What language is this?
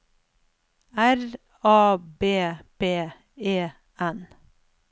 Norwegian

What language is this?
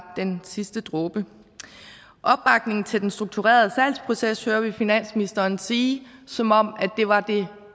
Danish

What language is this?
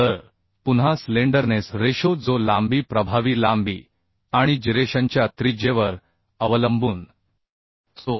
Marathi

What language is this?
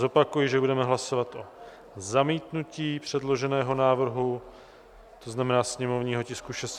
Czech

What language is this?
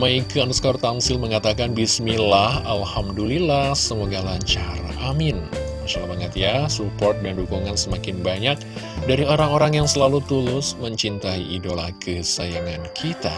Indonesian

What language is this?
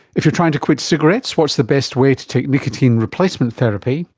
English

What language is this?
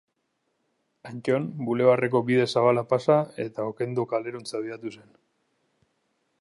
Basque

